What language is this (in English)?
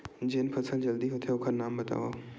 Chhattisgarhi